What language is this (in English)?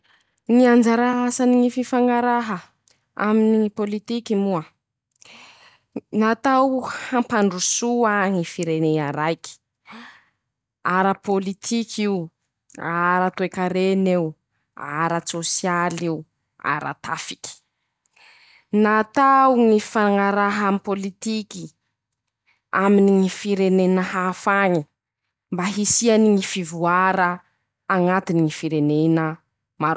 Masikoro Malagasy